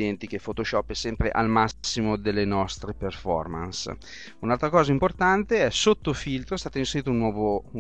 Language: Italian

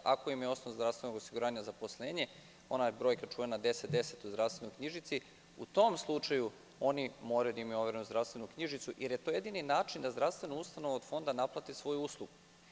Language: Serbian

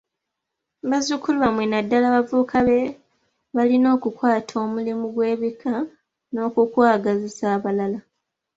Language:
Ganda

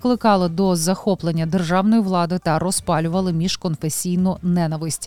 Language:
Ukrainian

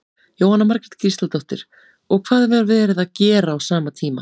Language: Icelandic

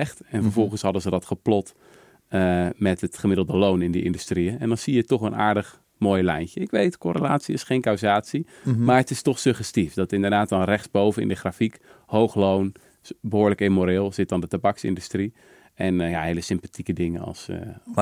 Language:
Dutch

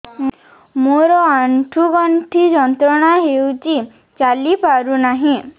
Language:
Odia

